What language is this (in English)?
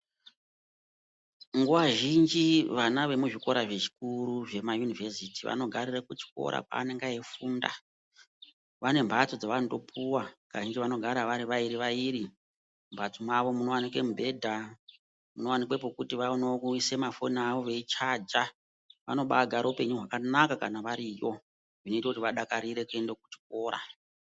Ndau